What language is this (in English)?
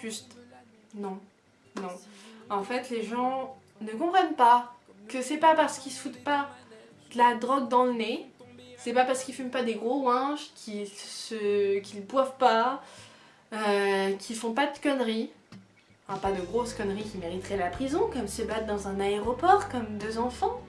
French